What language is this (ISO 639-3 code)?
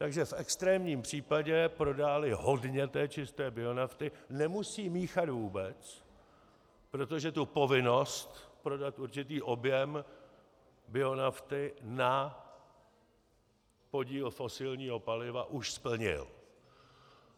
ces